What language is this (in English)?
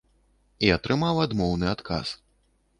Belarusian